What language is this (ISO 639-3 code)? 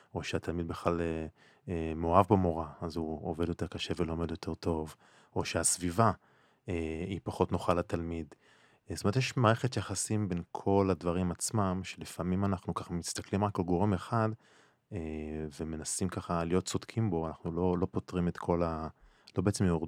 heb